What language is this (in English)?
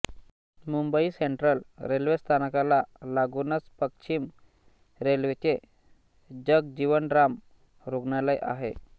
Marathi